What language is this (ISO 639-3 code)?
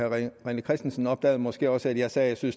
dan